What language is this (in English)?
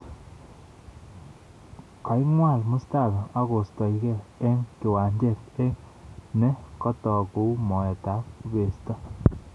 Kalenjin